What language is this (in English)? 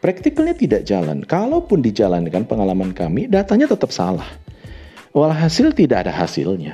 Indonesian